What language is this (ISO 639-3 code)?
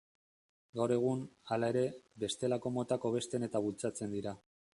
eus